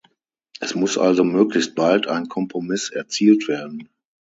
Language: German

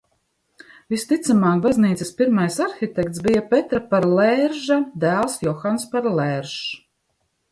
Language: Latvian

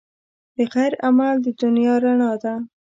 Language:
Pashto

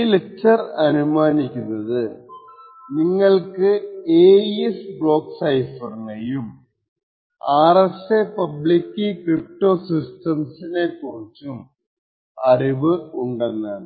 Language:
Malayalam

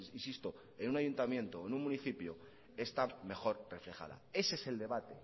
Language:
Spanish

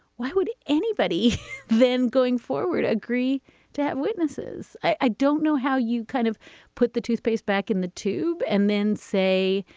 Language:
English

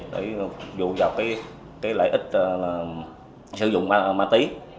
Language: Vietnamese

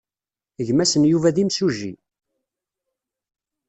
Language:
Kabyle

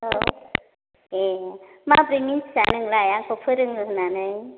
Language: Bodo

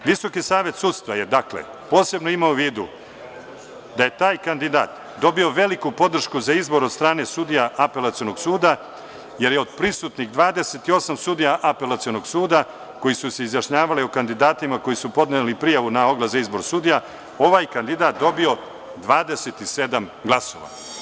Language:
Serbian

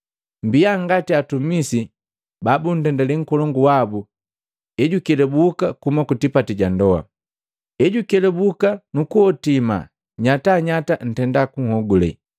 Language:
Matengo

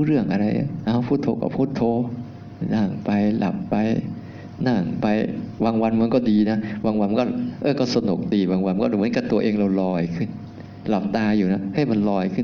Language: Thai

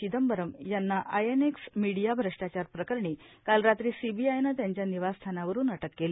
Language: Marathi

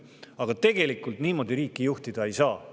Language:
Estonian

